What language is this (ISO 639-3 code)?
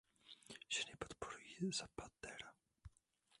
ces